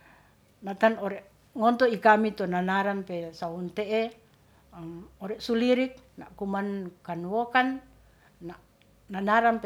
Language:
Ratahan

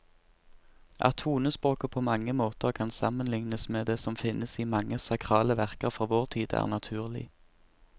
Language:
Norwegian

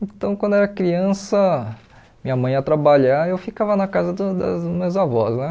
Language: Portuguese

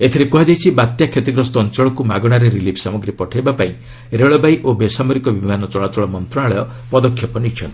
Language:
Odia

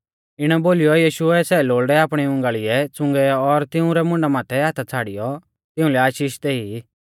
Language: Mahasu Pahari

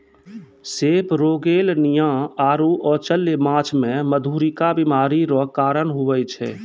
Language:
Maithili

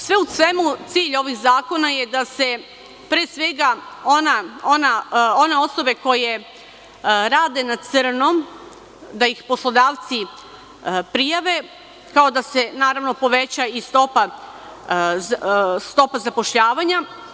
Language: Serbian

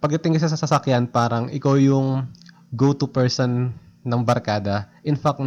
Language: Filipino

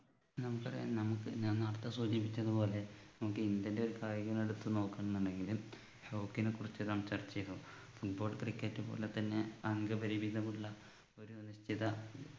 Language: Malayalam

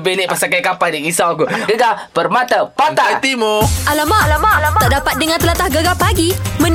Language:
Malay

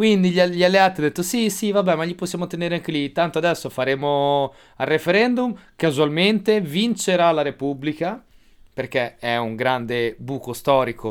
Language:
Italian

